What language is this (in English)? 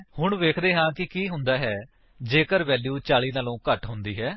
Punjabi